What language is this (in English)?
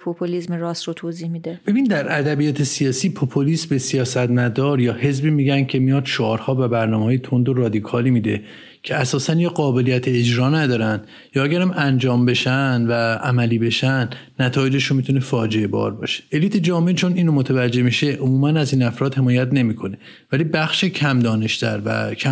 Persian